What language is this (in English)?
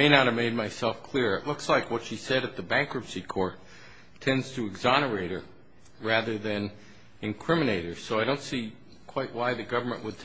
English